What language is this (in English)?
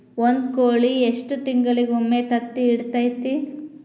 Kannada